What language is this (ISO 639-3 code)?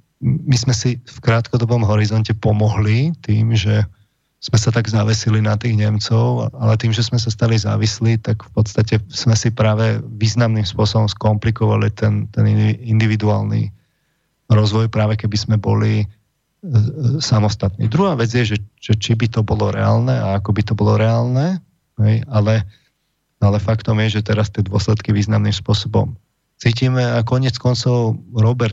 slk